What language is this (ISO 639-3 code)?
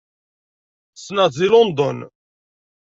kab